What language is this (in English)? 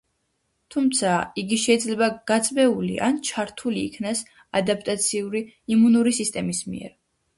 Georgian